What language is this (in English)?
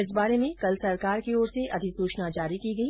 Hindi